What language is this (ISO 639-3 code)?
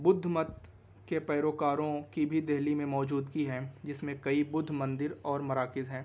urd